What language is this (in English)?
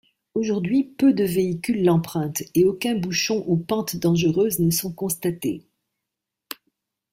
French